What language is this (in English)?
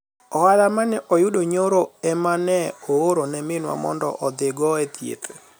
Luo (Kenya and Tanzania)